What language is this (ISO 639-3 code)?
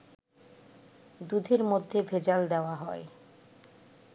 ben